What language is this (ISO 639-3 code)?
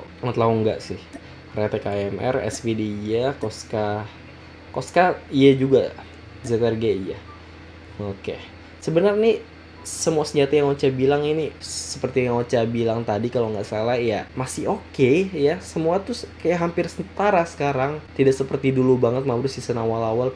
ind